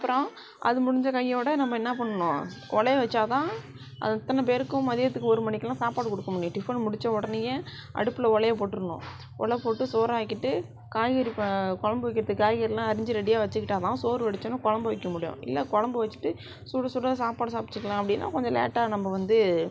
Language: Tamil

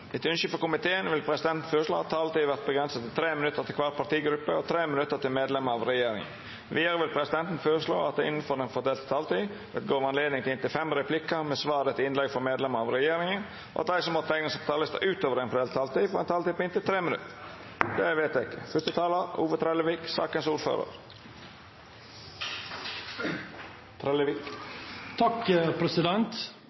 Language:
Norwegian Nynorsk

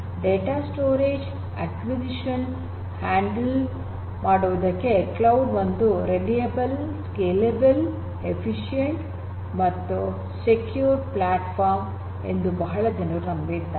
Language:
Kannada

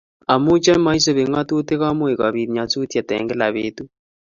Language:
Kalenjin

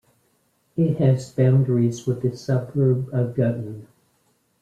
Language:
English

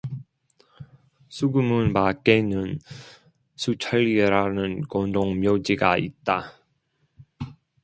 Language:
Korean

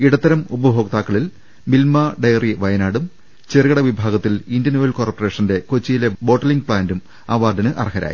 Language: Malayalam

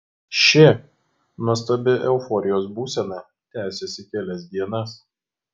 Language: Lithuanian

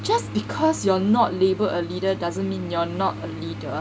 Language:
English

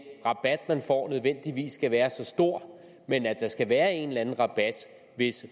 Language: Danish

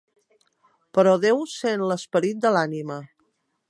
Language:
Catalan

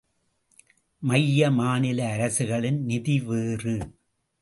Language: Tamil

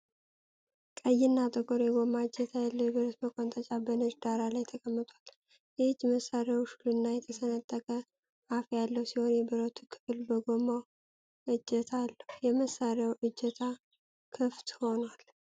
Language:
Amharic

